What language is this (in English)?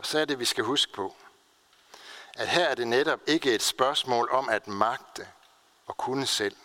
Danish